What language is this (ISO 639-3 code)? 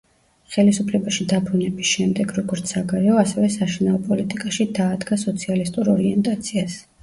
kat